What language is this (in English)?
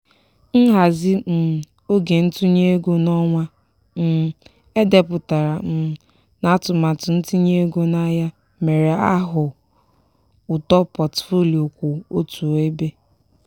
Igbo